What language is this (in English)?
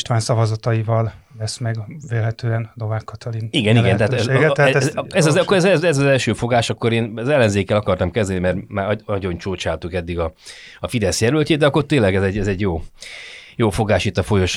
Hungarian